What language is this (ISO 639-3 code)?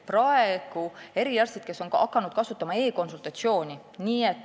est